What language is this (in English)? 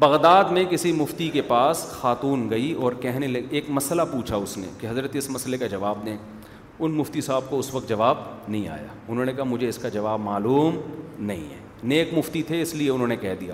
Urdu